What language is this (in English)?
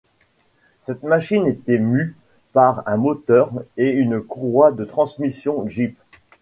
French